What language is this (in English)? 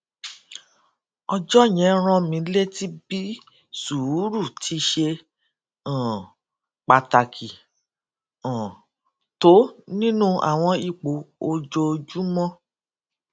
Yoruba